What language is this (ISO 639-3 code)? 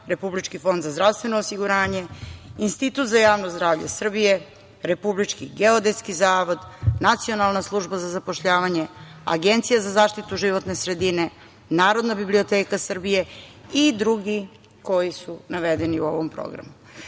srp